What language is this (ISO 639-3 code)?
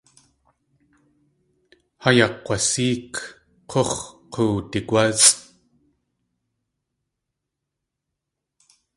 tli